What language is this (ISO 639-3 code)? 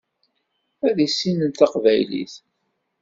kab